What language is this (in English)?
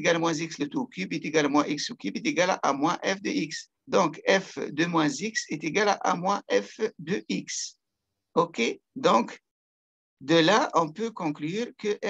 French